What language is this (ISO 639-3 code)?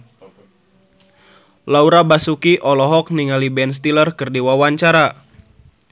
sun